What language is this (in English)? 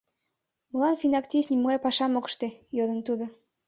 Mari